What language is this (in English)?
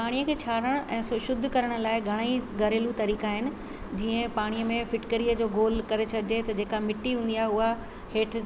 Sindhi